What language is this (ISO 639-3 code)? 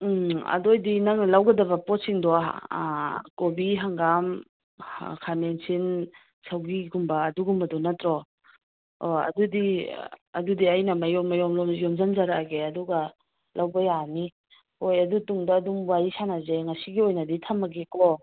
mni